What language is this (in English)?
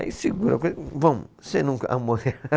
Portuguese